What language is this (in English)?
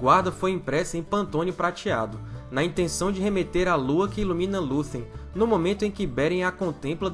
Portuguese